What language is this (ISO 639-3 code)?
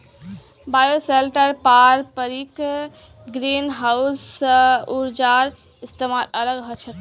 mag